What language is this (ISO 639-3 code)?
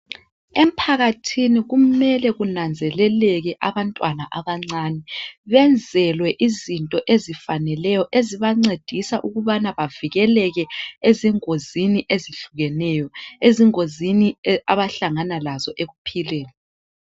nde